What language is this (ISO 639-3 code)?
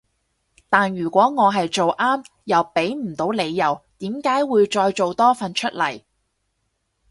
yue